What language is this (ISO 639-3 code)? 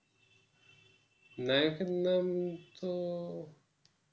ben